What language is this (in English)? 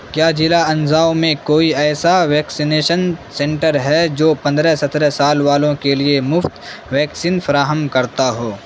Urdu